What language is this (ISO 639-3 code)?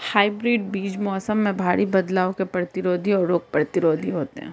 hin